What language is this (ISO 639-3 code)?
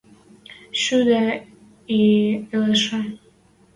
mrj